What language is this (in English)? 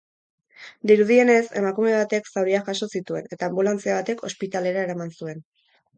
Basque